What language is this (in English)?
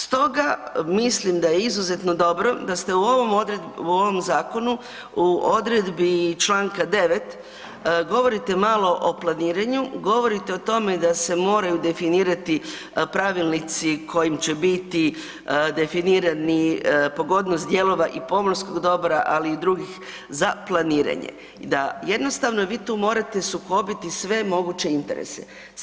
Croatian